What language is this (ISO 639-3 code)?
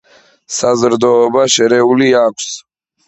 kat